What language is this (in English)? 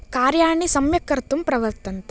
Sanskrit